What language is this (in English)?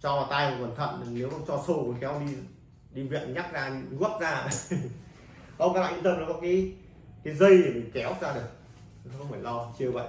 Vietnamese